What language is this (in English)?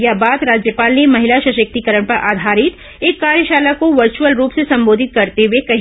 Hindi